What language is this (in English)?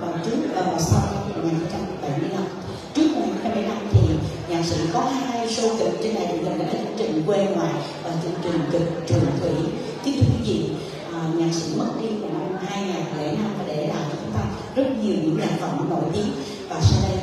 Vietnamese